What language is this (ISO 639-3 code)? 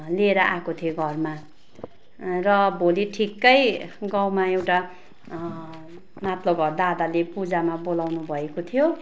nep